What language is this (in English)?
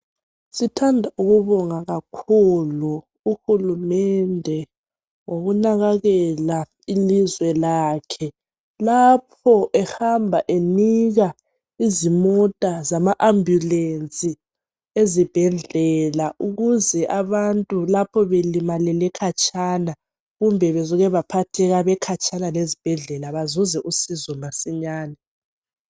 North Ndebele